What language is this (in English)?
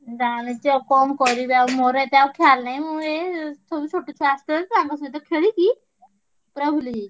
Odia